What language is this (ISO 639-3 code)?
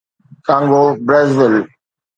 snd